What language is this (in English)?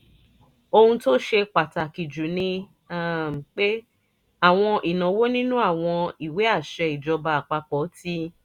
Yoruba